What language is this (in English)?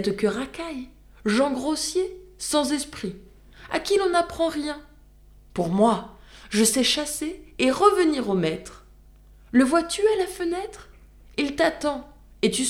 French